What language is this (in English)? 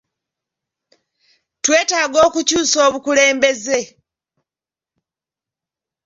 Ganda